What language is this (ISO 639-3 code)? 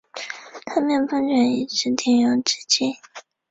zho